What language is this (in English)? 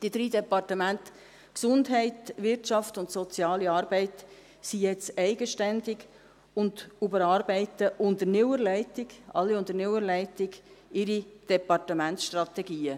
Swiss German